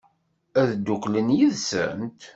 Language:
Kabyle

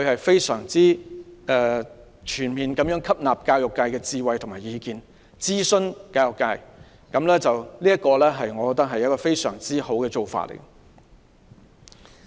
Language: Cantonese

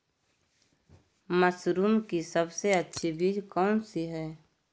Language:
Magahi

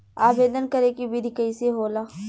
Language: Bhojpuri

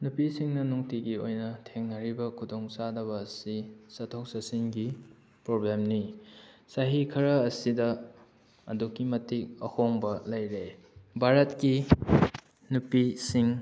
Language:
Manipuri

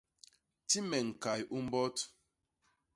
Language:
Basaa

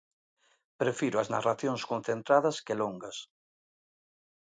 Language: Galician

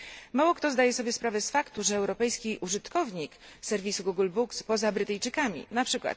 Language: Polish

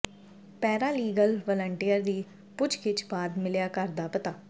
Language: Punjabi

